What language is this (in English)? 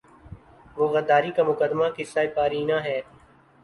Urdu